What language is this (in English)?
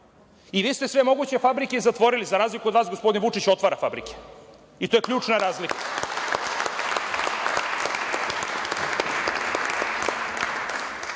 Serbian